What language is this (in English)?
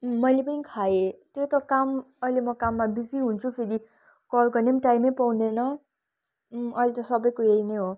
Nepali